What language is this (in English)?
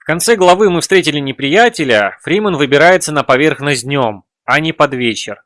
Russian